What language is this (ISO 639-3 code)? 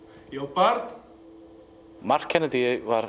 isl